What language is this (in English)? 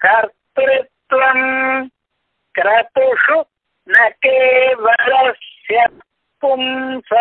Indonesian